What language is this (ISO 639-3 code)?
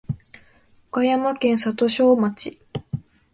jpn